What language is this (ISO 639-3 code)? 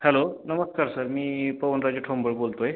mar